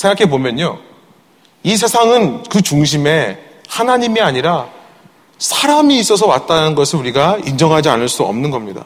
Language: Korean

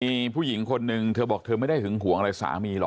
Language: Thai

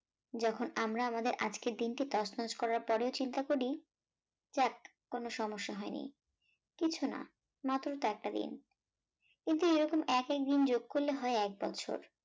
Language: Bangla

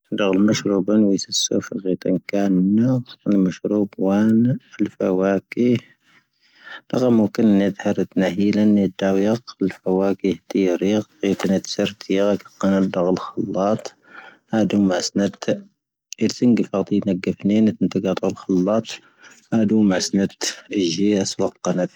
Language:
Tahaggart Tamahaq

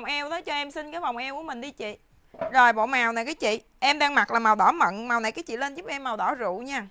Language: Vietnamese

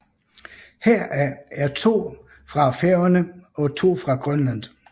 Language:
Danish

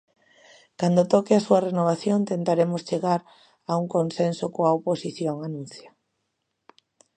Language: Galician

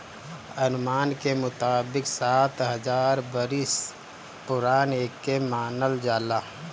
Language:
Bhojpuri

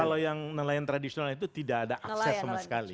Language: Indonesian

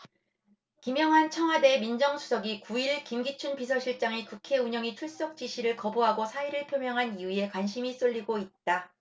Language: Korean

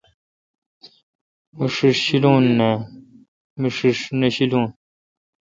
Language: Kalkoti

